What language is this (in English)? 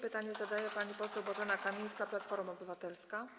Polish